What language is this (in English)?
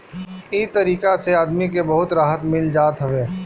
Bhojpuri